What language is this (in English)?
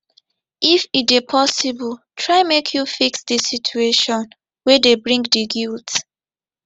Nigerian Pidgin